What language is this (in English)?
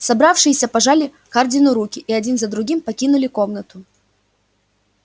Russian